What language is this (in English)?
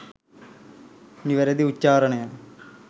Sinhala